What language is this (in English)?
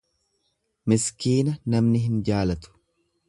Oromo